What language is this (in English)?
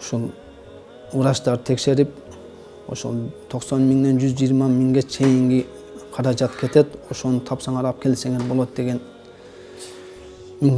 Turkish